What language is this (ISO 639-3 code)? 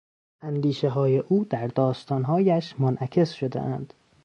fas